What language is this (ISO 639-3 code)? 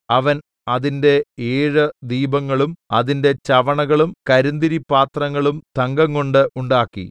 mal